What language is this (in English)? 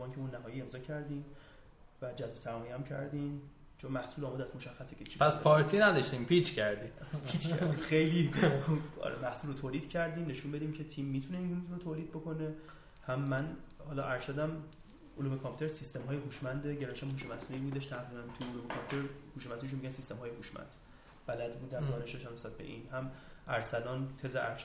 Persian